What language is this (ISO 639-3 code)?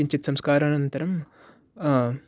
san